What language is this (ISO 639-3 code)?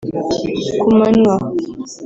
kin